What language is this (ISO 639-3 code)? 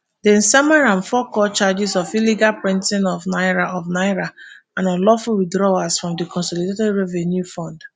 pcm